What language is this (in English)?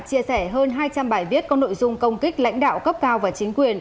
Vietnamese